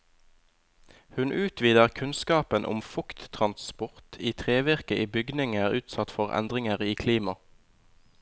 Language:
Norwegian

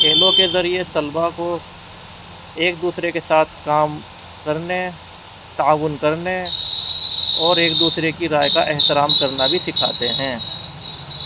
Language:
Urdu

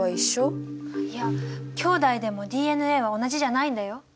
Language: Japanese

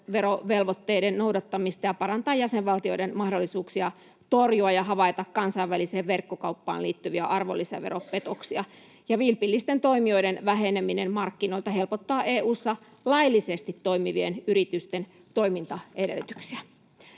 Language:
Finnish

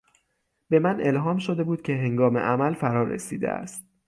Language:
Persian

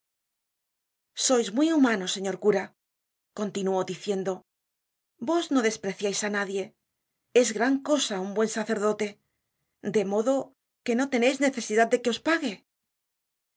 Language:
Spanish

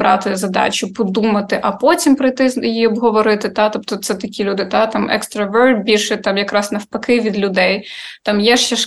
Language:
Ukrainian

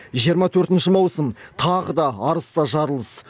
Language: Kazakh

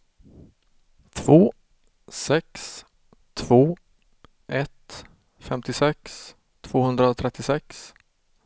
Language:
Swedish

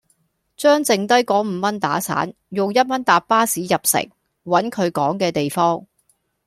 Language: Cantonese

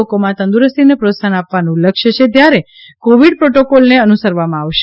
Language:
Gujarati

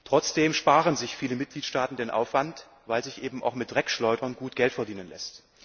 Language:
German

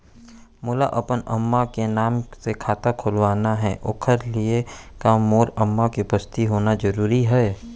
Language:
Chhattisgarhi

